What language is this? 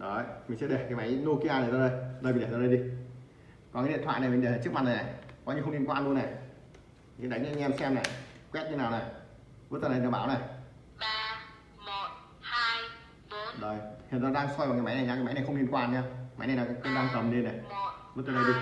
Vietnamese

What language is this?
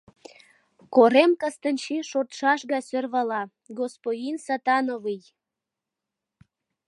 Mari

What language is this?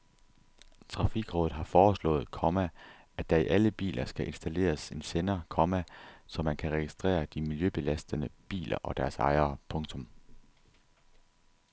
Danish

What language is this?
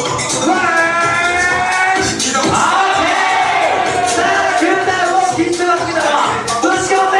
Japanese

